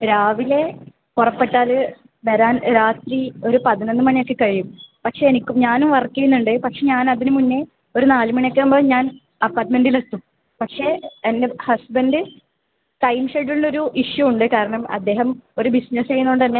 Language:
Malayalam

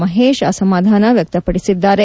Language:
Kannada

